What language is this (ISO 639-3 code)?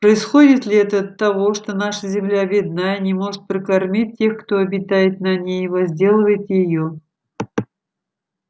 rus